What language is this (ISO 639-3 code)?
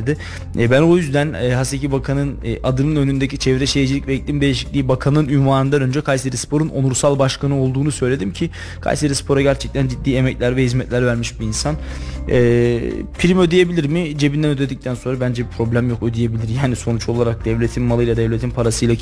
tur